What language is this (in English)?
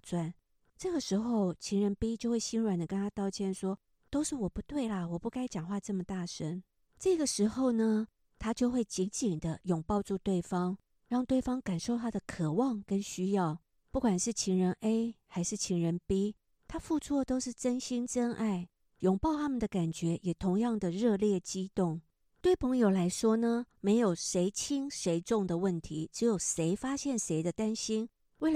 Chinese